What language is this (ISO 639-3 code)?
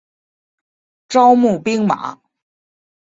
zho